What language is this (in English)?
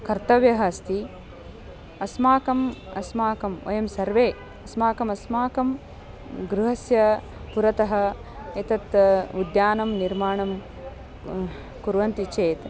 Sanskrit